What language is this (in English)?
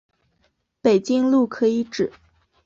Chinese